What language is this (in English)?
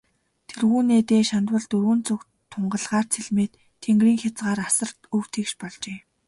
Mongolian